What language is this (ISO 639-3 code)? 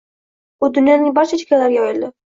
uzb